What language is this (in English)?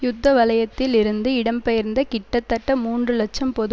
Tamil